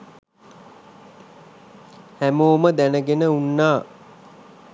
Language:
Sinhala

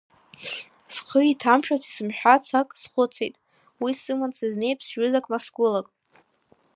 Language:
Abkhazian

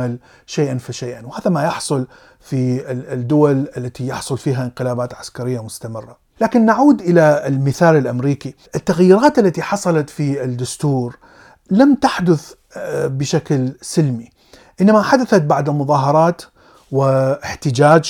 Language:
Arabic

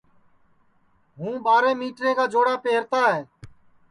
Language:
Sansi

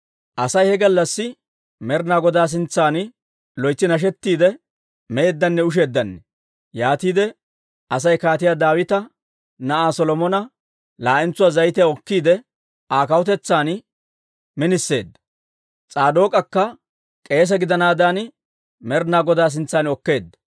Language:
Dawro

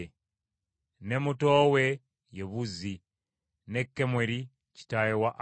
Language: Ganda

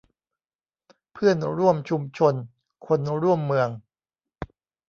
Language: Thai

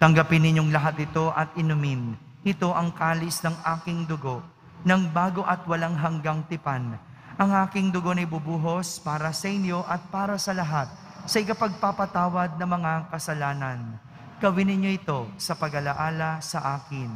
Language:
Filipino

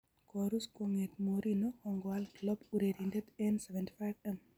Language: Kalenjin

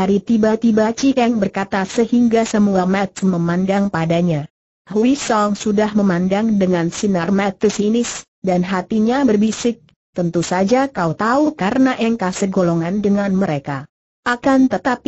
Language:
Indonesian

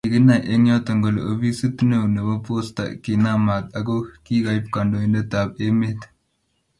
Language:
Kalenjin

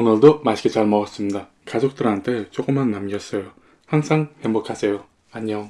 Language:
Korean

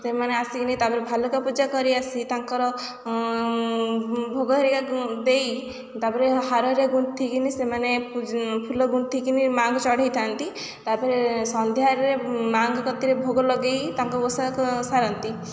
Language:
Odia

